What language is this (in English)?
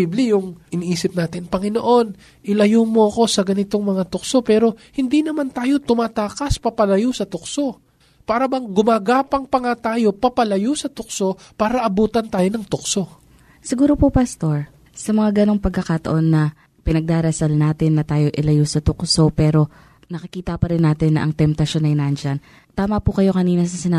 Filipino